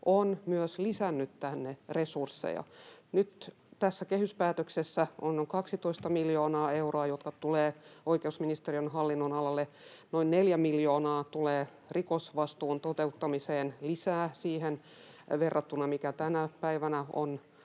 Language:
Finnish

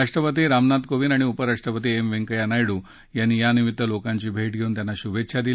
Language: Marathi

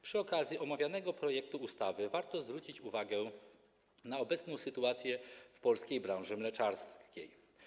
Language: Polish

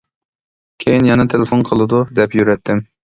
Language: Uyghur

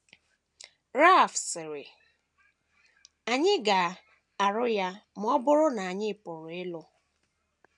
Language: Igbo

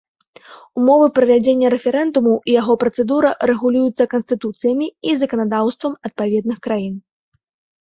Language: Belarusian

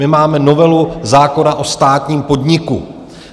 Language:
Czech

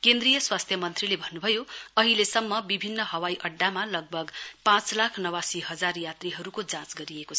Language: Nepali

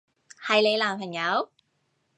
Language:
Cantonese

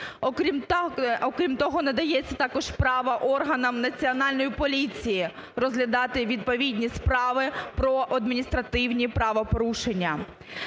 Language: Ukrainian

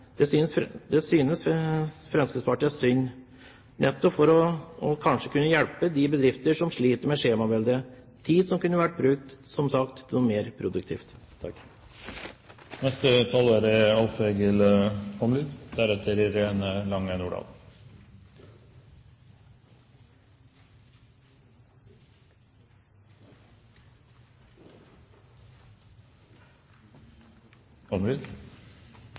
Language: Norwegian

